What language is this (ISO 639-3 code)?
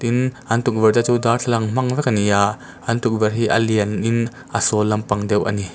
lus